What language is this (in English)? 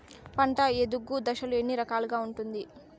Telugu